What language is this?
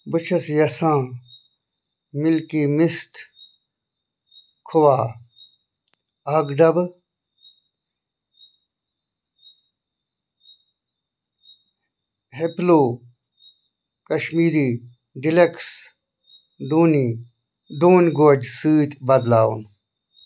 Kashmiri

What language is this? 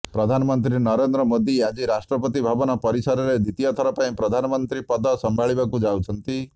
Odia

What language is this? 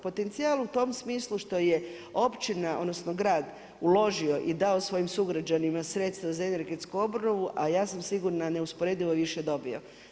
Croatian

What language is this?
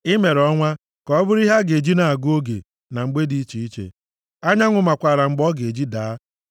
Igbo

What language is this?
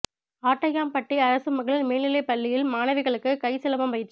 Tamil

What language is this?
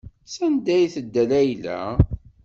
Kabyle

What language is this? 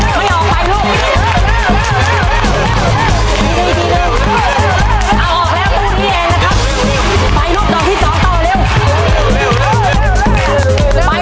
Thai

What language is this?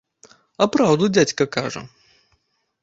Belarusian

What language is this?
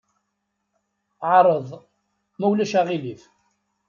Kabyle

